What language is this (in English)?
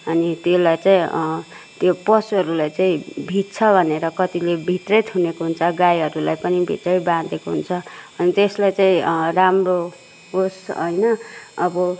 Nepali